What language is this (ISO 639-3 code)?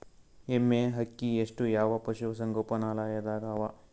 kan